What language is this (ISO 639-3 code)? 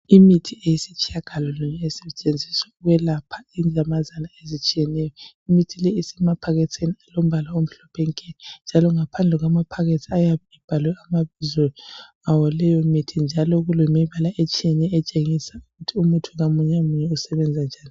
nde